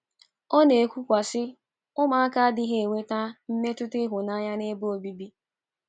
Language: Igbo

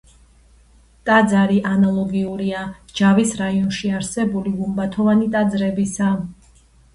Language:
Georgian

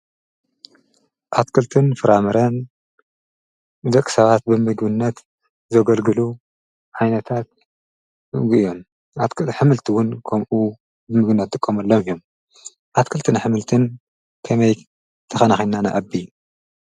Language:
Tigrinya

